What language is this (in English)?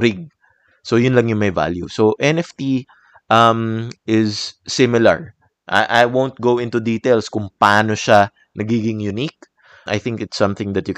Filipino